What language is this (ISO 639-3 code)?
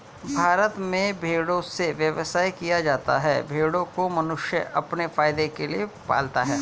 hin